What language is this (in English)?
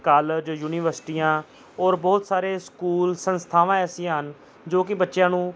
Punjabi